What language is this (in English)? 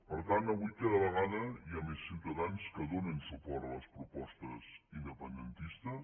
Catalan